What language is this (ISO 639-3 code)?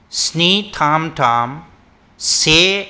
brx